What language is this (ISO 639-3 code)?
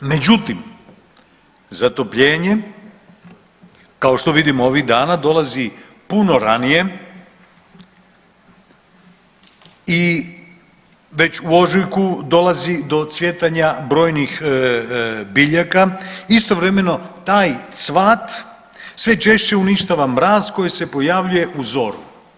hrv